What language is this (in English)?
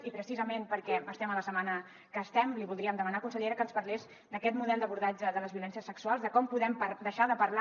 Catalan